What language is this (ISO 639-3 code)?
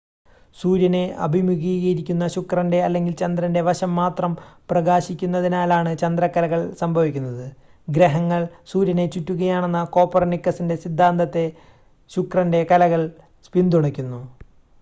mal